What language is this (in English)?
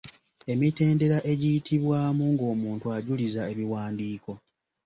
Ganda